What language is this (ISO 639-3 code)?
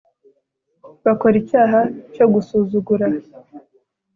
kin